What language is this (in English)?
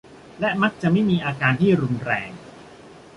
Thai